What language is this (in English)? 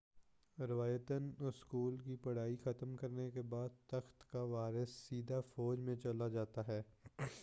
Urdu